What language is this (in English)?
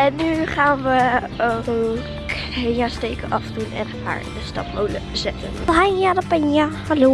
Dutch